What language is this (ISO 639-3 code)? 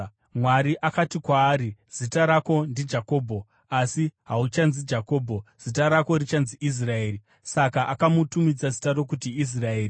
sna